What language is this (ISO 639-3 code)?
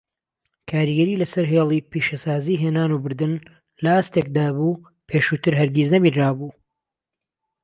ckb